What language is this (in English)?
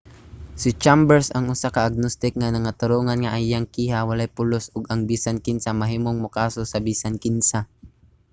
Cebuano